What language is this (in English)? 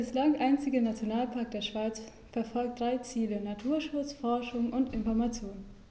German